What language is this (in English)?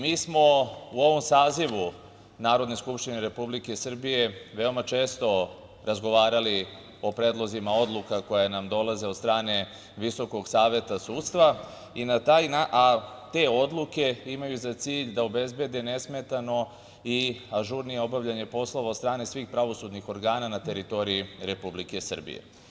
Serbian